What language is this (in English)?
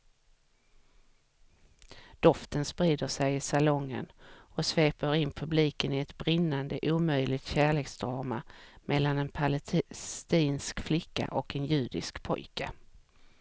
Swedish